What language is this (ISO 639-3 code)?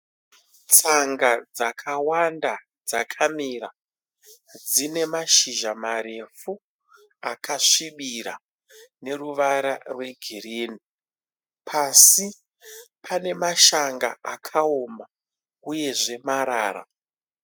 sna